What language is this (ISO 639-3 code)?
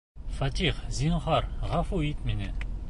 bak